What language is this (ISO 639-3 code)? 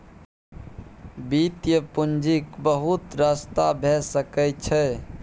mai